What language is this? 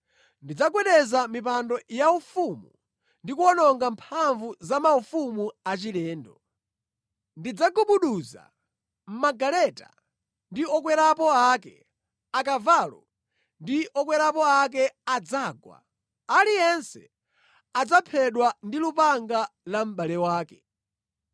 Nyanja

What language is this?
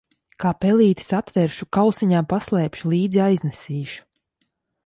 Latvian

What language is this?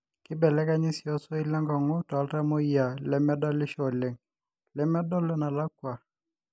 Masai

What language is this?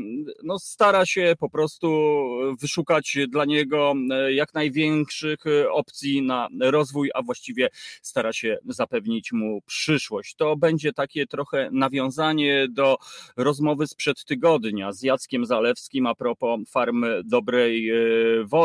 Polish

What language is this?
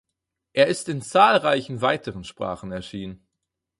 German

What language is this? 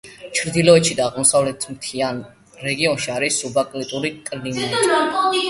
Georgian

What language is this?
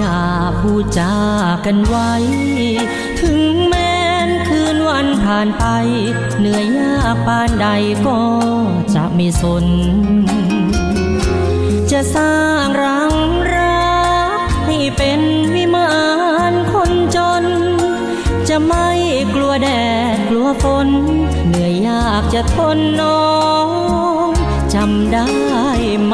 Thai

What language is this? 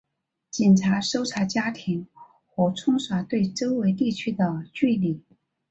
Chinese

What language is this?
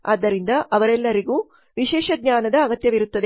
Kannada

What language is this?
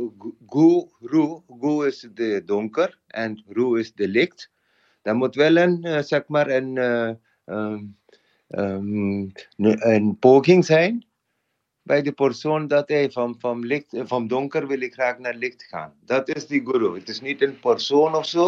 Dutch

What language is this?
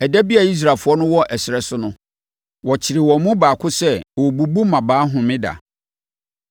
Akan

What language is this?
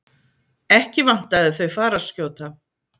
Icelandic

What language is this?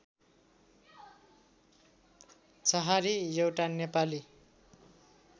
Nepali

